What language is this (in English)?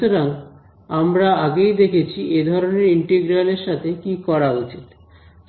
Bangla